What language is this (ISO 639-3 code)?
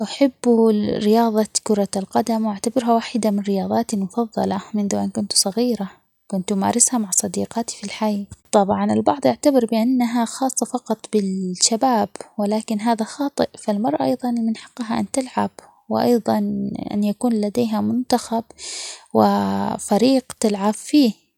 acx